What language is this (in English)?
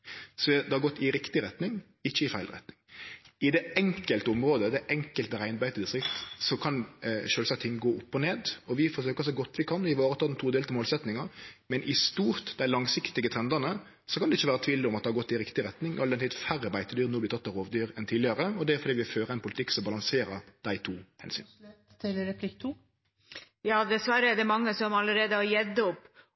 Norwegian